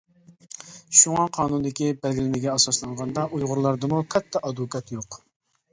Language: Uyghur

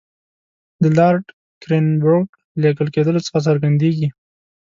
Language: Pashto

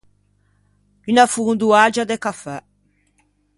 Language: Ligurian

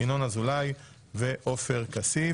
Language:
Hebrew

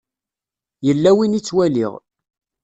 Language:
Kabyle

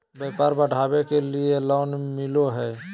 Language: Magahi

